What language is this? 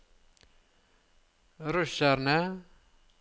Norwegian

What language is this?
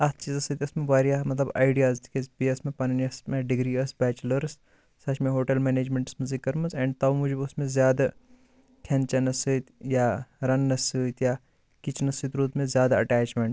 Kashmiri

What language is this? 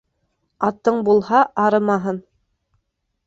Bashkir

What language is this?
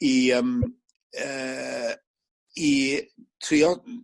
Welsh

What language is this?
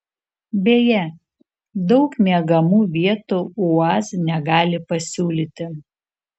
Lithuanian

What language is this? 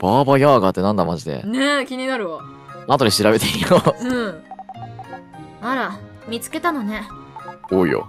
Japanese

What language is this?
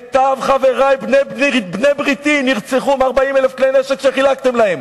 Hebrew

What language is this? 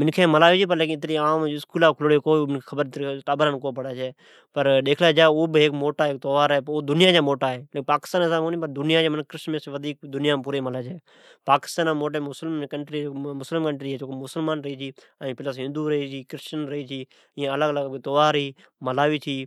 Od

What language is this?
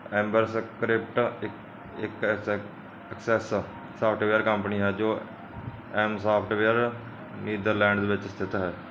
Punjabi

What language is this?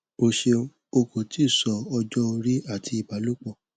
Yoruba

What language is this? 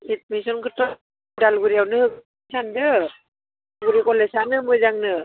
Bodo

